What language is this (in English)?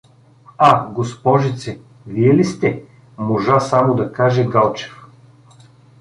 Bulgarian